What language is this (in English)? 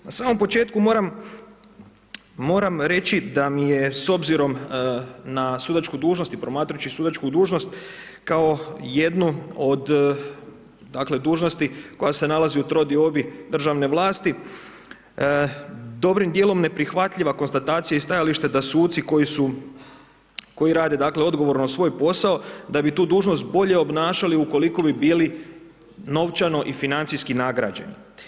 Croatian